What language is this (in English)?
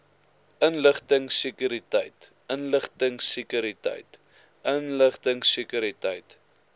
Afrikaans